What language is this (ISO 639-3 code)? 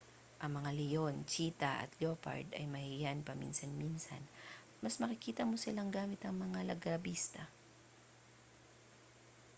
fil